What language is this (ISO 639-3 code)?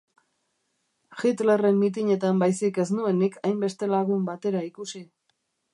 eus